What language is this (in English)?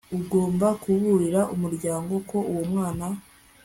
Kinyarwanda